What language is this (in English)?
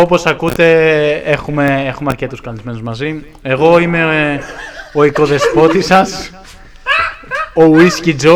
Greek